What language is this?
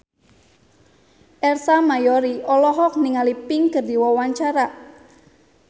Sundanese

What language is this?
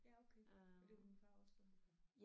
Danish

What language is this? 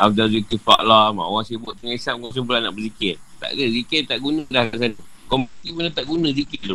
Malay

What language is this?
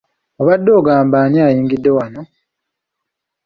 Ganda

